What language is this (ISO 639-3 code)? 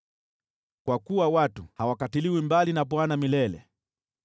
swa